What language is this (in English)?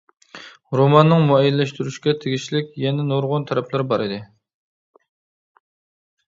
Uyghur